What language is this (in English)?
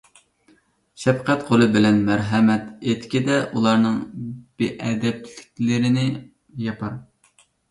Uyghur